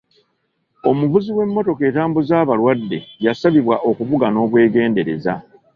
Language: Ganda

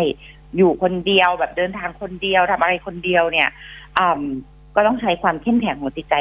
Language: Thai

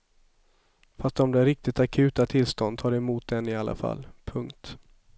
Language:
Swedish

